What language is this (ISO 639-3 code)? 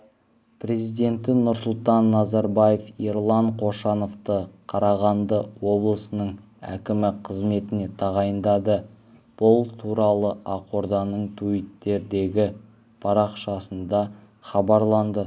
kaz